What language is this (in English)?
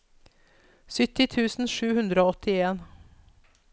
Norwegian